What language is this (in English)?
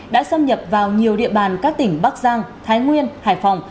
Vietnamese